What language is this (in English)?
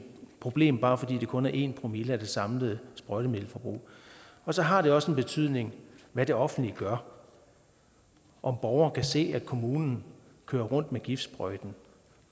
Danish